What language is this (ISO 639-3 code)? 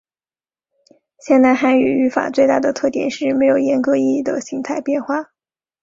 zho